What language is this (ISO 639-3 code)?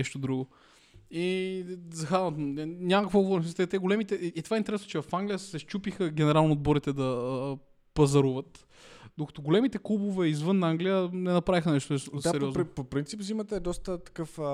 bul